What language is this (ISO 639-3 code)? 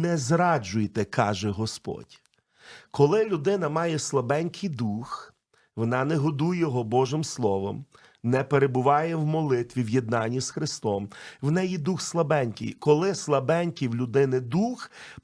ukr